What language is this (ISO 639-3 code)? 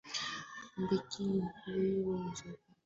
swa